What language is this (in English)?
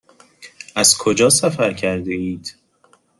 Persian